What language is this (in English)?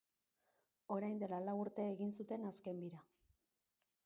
Basque